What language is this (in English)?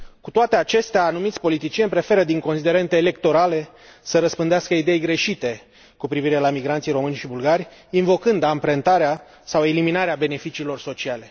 Romanian